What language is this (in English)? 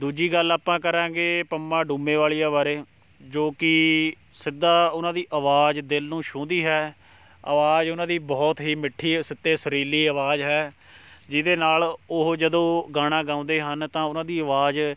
Punjabi